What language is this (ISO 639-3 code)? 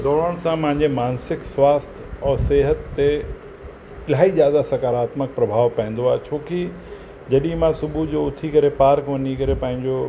snd